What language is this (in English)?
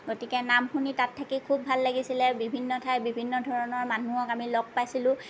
Assamese